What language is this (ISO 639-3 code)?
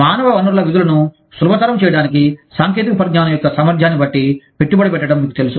tel